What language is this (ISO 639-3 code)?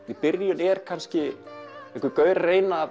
isl